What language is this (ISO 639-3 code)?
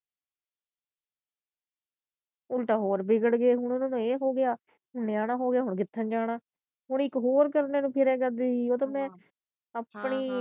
pan